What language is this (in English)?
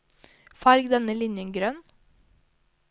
Norwegian